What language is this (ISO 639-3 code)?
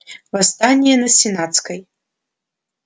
rus